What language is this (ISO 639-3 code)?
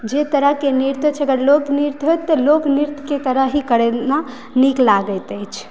mai